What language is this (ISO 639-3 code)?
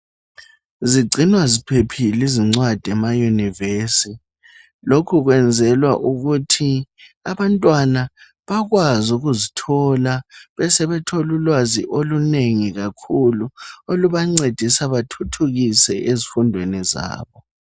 nde